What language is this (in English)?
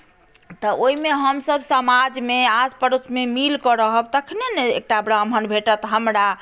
Maithili